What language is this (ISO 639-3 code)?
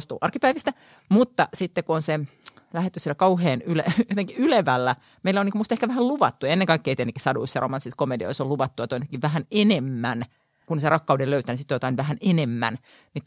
fin